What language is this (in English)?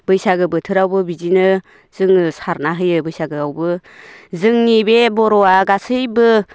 Bodo